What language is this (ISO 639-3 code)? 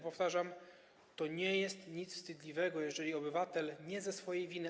pol